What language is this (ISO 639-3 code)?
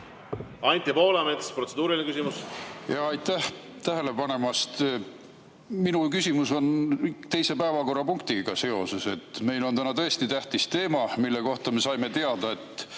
est